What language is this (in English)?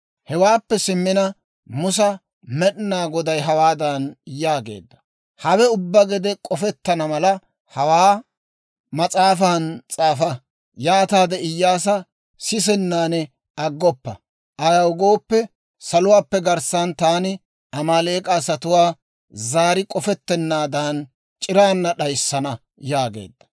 Dawro